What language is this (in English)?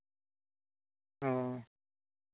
Santali